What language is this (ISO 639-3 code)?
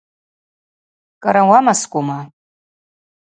abq